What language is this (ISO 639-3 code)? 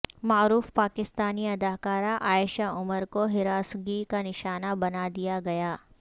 urd